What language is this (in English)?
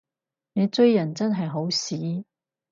Cantonese